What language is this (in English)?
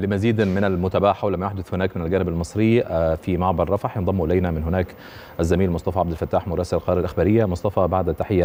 Arabic